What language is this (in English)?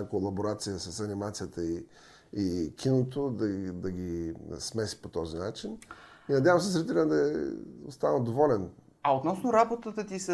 Bulgarian